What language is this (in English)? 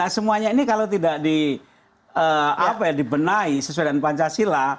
Indonesian